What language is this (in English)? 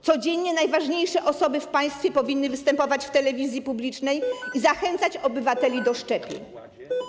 Polish